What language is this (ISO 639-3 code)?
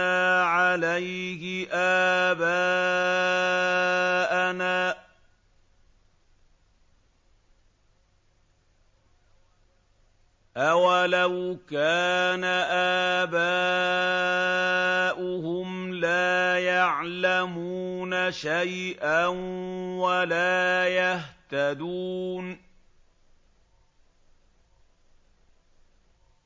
ara